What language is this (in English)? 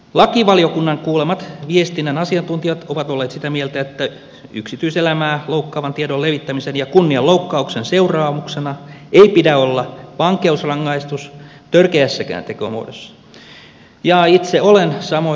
Finnish